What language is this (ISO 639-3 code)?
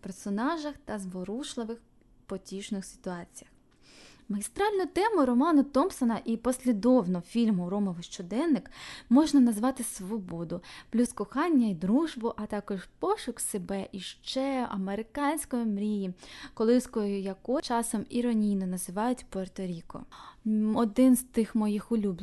ukr